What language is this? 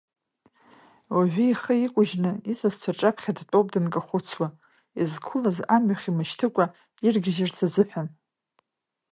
Abkhazian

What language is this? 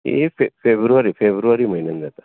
Konkani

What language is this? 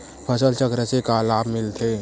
Chhattisgarhi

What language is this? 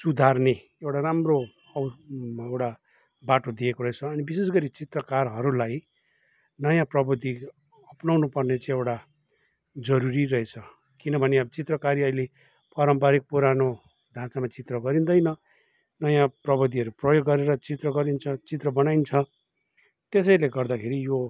Nepali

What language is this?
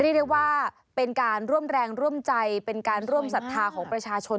Thai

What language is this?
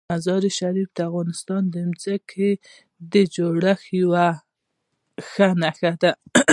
Pashto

